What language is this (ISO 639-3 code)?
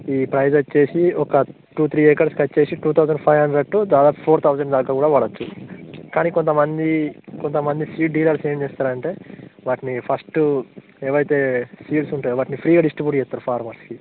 tel